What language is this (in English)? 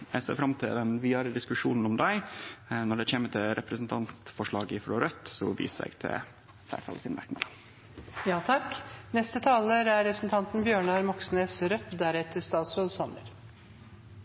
Norwegian Nynorsk